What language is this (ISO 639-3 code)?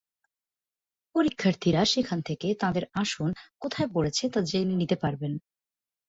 ben